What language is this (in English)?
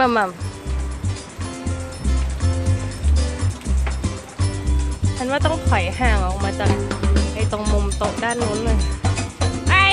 Thai